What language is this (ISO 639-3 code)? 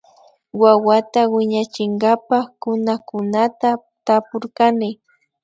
qvi